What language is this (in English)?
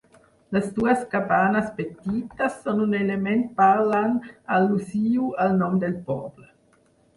Catalan